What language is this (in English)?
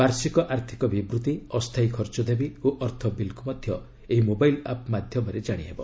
Odia